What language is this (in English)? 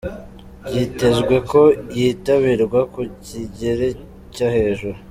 Kinyarwanda